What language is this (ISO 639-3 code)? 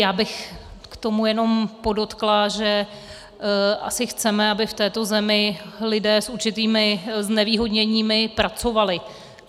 ces